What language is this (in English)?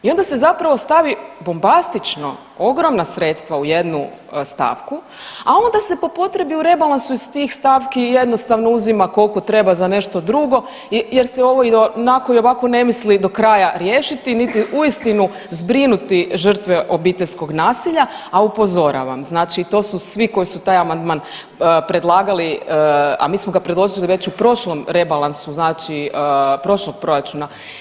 Croatian